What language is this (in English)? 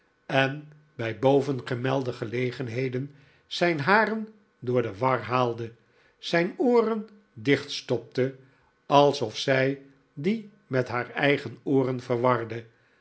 Dutch